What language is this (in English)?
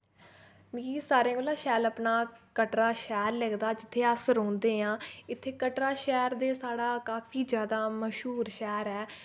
Dogri